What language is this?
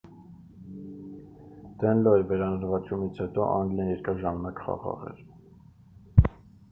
Armenian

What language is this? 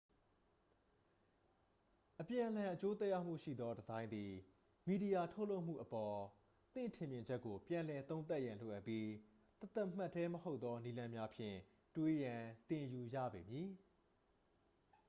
Burmese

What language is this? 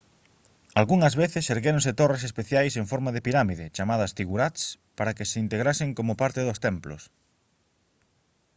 Galician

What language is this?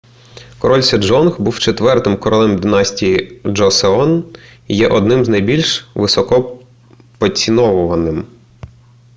Ukrainian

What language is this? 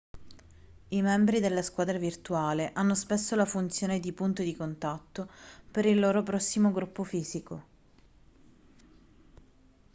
Italian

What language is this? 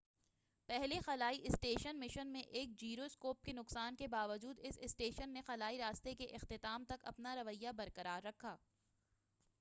Urdu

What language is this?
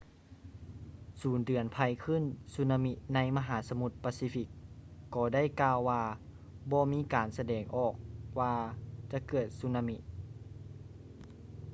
Lao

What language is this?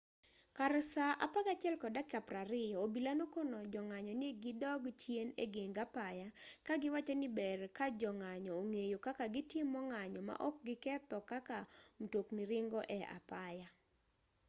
Luo (Kenya and Tanzania)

